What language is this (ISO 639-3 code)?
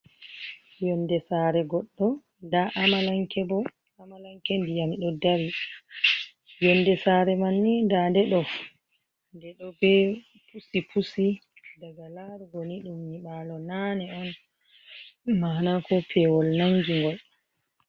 ful